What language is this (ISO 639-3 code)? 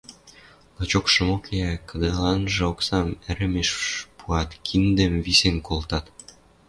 mrj